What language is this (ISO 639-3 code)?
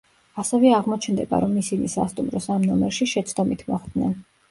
kat